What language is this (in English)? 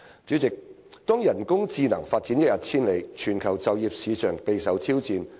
Cantonese